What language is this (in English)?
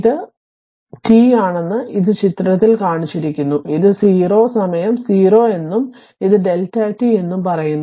Malayalam